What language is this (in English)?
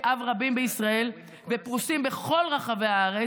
Hebrew